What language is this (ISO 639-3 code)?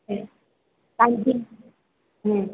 snd